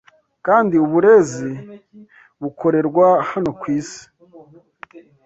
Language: Kinyarwanda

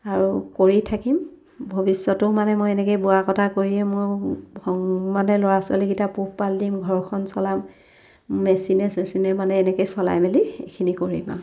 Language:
Assamese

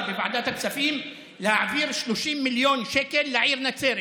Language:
Hebrew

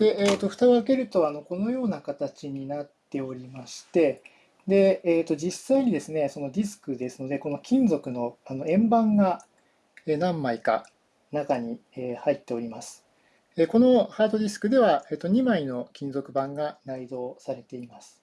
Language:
Japanese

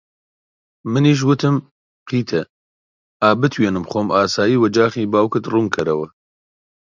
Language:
Central Kurdish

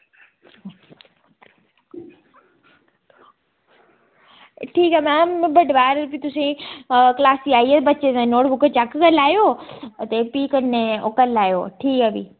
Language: Dogri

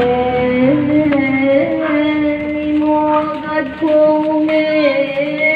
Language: Thai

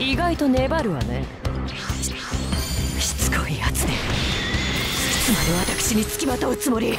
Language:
Japanese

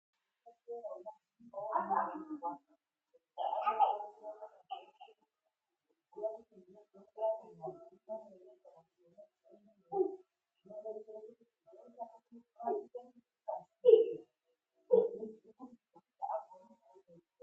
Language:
Ndau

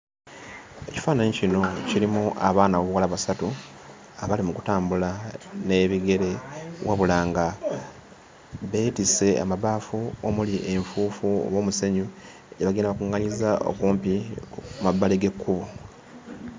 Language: Ganda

